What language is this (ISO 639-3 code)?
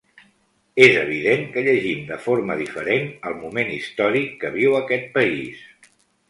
cat